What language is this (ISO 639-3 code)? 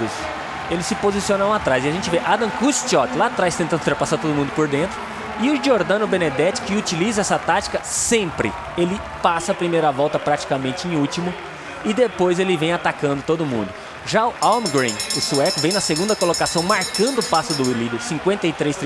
por